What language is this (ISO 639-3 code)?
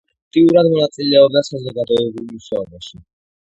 kat